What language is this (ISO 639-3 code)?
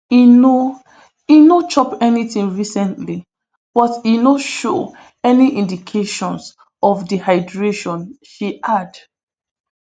pcm